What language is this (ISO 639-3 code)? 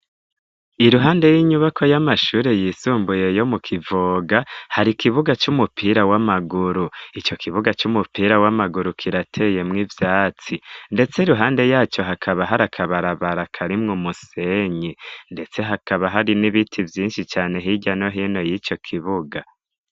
run